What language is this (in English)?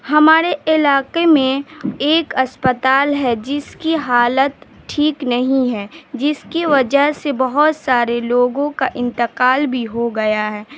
Urdu